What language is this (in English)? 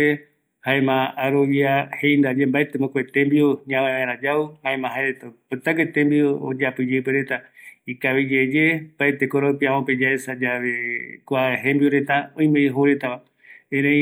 Eastern Bolivian Guaraní